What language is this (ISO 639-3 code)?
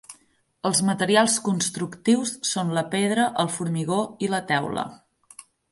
cat